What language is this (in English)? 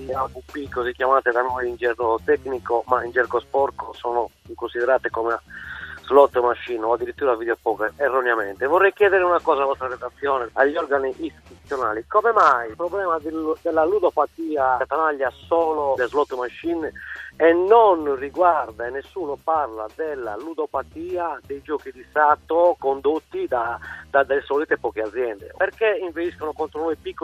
Italian